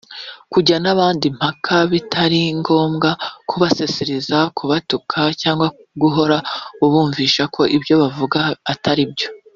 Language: Kinyarwanda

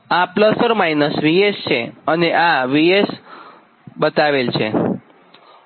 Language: Gujarati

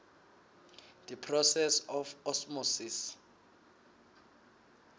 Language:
Swati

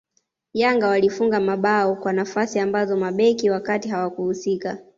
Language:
Swahili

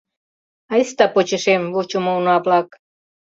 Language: Mari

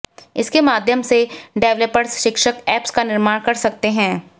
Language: Hindi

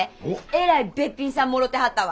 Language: Japanese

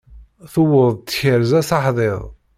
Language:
Kabyle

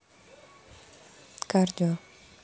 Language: Russian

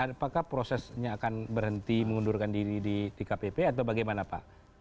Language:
Indonesian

